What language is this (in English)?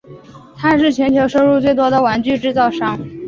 Chinese